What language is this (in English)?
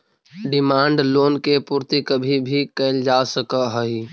Magahi